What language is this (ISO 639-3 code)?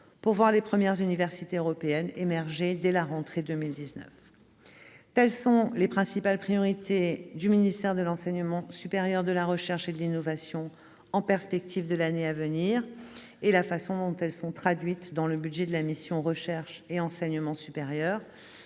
fra